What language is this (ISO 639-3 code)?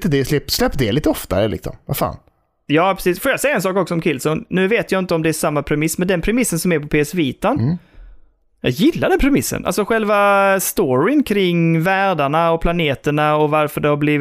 swe